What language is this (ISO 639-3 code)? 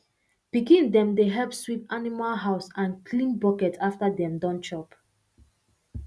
pcm